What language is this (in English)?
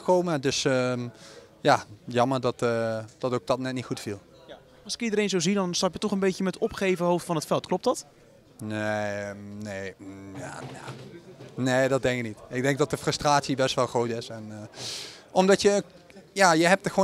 Dutch